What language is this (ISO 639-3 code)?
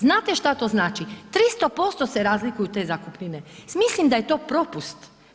hrv